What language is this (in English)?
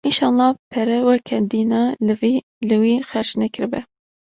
Kurdish